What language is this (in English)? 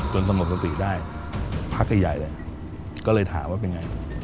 Thai